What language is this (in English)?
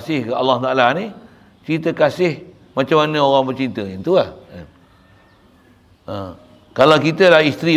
Malay